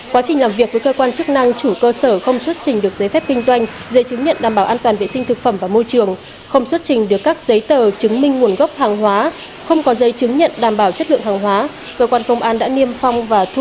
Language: Vietnamese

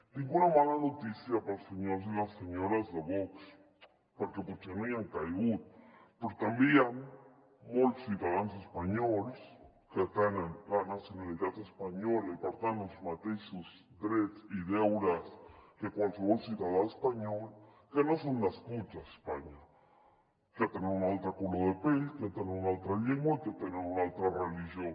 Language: Catalan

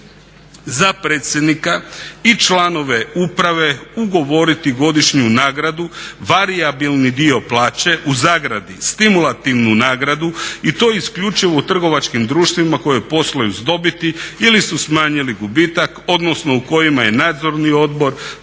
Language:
Croatian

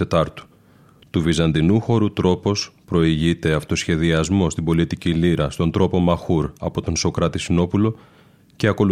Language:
Greek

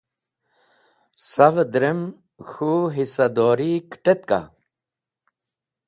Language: Wakhi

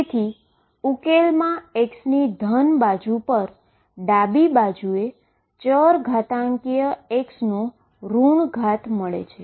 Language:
Gujarati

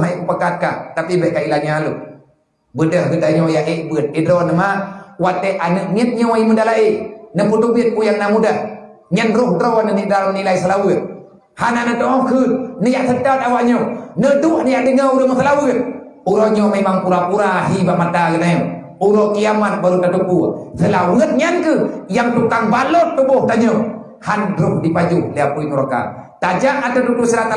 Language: Malay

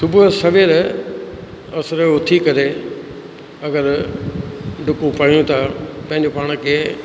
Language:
Sindhi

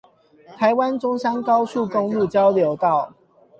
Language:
Chinese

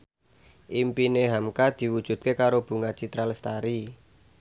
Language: Javanese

